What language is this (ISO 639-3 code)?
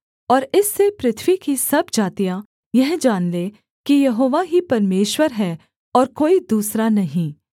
hin